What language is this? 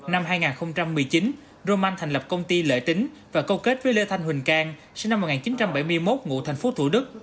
Vietnamese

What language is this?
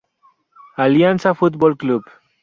Spanish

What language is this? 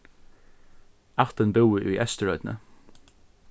Faroese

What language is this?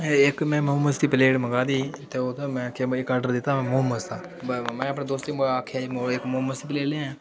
Dogri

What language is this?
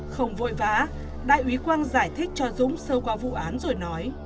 Vietnamese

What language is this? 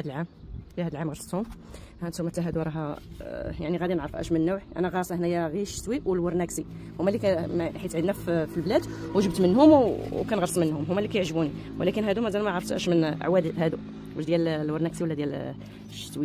Arabic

